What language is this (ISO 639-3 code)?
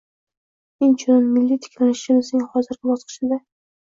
uzb